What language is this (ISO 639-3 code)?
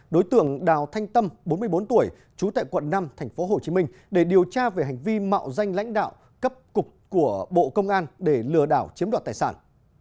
vie